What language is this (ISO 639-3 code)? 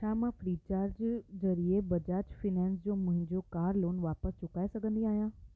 snd